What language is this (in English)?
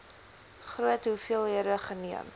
Afrikaans